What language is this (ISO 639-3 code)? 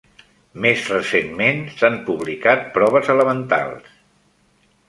cat